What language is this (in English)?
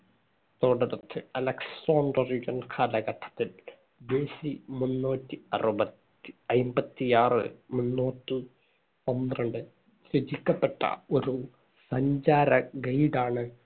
Malayalam